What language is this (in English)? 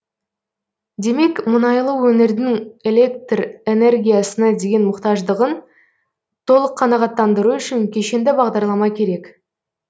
Kazakh